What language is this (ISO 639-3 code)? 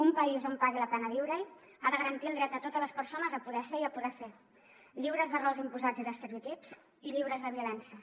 cat